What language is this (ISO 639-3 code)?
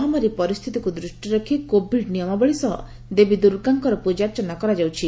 ori